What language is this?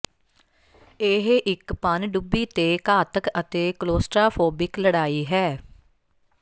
Punjabi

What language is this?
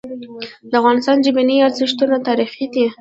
Pashto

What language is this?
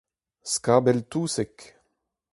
Breton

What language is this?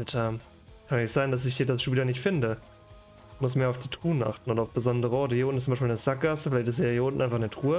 German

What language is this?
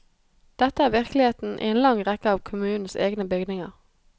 Norwegian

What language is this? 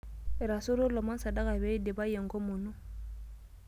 Masai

